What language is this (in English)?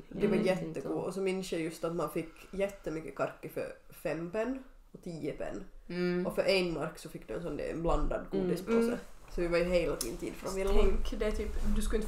Swedish